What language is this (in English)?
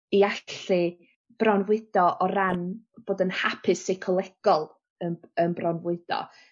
Welsh